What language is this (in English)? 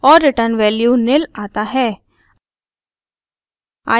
Hindi